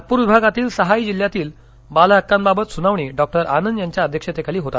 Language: Marathi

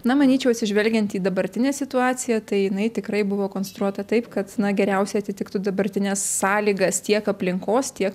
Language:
Lithuanian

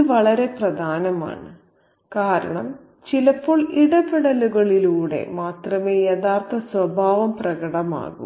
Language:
Malayalam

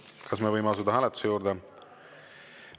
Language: Estonian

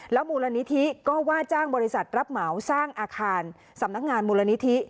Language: Thai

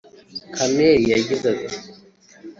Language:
Kinyarwanda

